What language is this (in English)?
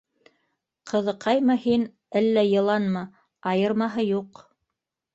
Bashkir